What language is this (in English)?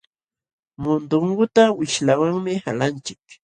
Jauja Wanca Quechua